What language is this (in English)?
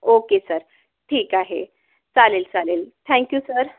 Marathi